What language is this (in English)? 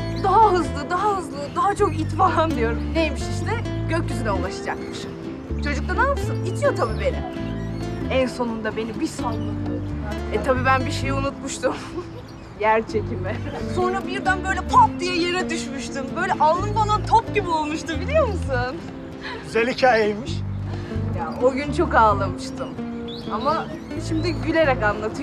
Turkish